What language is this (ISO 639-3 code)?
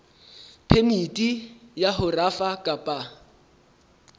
sot